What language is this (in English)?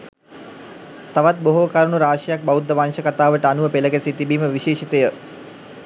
Sinhala